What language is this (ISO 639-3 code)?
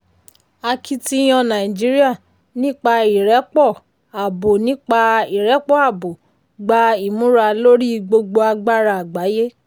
yor